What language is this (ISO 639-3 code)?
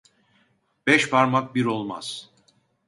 tur